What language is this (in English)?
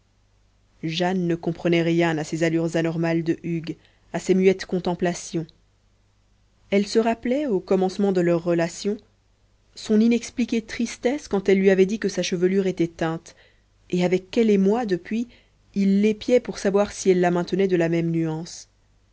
French